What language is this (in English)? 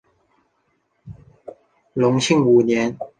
Chinese